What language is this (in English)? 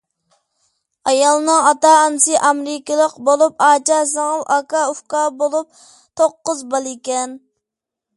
Uyghur